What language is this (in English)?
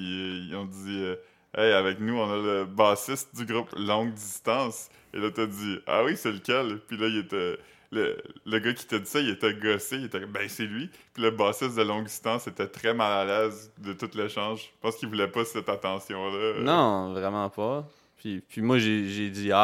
French